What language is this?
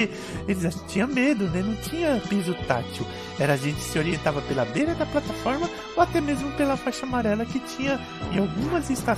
Portuguese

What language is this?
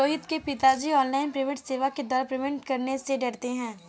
Hindi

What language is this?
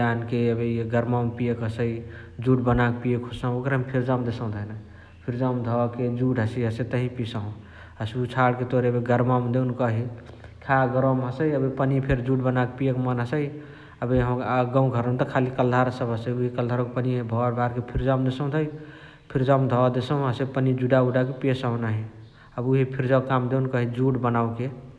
Chitwania Tharu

